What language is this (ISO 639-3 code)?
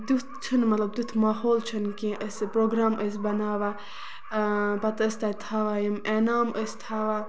kas